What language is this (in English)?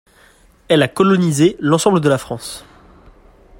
French